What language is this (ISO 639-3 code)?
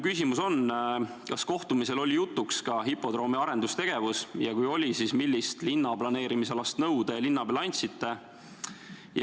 est